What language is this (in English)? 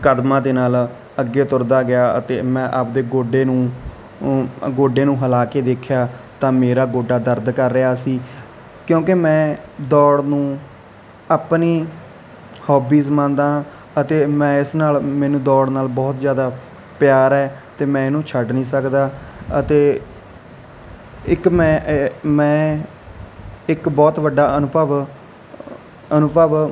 Punjabi